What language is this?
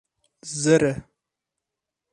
Kurdish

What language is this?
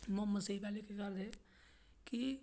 Dogri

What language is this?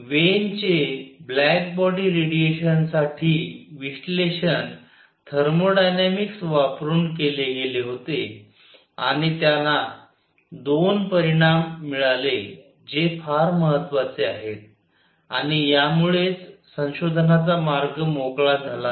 Marathi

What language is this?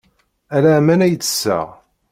Kabyle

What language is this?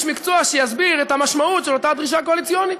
Hebrew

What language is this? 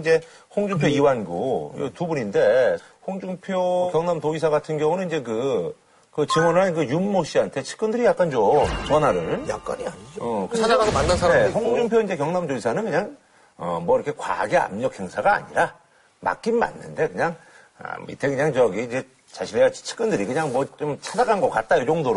Korean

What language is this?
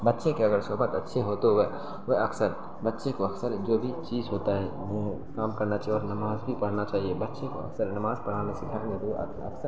Urdu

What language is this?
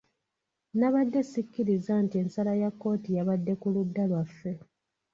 Ganda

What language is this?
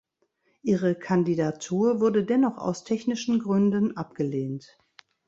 German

